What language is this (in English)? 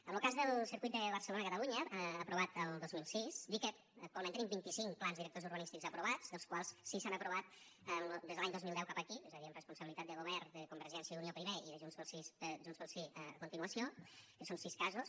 Catalan